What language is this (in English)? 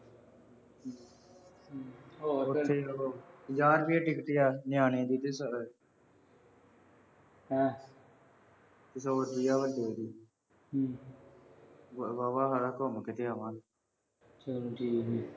Punjabi